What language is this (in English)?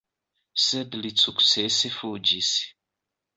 Esperanto